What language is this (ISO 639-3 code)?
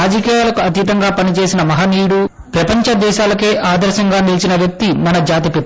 tel